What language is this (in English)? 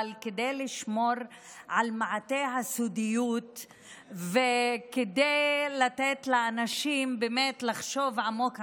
Hebrew